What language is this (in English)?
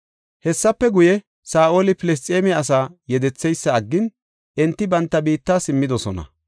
Gofa